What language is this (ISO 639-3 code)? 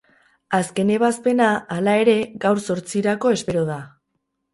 eus